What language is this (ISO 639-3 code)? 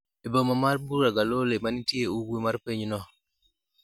luo